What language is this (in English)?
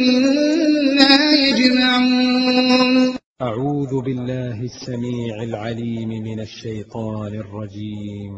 Arabic